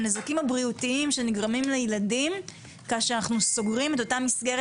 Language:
Hebrew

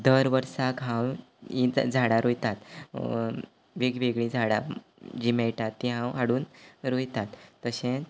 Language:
Konkani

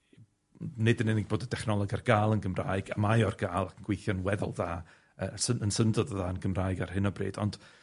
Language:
Welsh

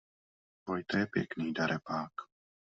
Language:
Czech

